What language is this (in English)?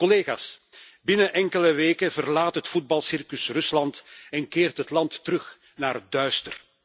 Dutch